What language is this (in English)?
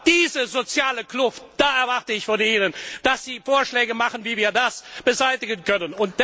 German